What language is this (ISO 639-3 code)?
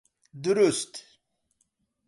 ckb